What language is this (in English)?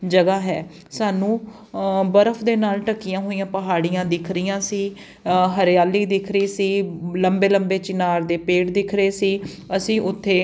Punjabi